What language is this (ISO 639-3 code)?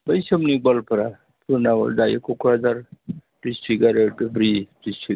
brx